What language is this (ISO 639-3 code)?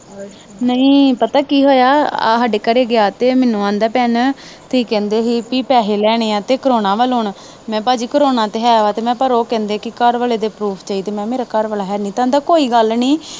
pan